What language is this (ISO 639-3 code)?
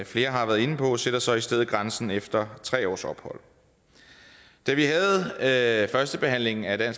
dan